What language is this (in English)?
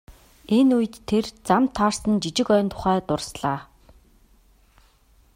Mongolian